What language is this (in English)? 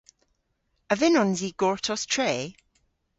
Cornish